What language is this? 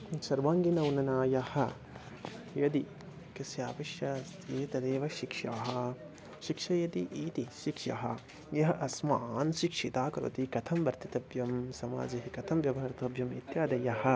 Sanskrit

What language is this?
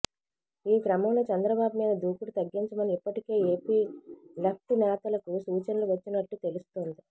Telugu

